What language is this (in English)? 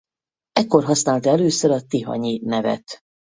Hungarian